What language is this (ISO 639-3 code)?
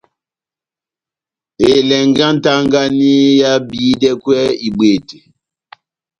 bnm